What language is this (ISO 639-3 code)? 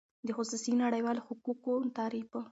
pus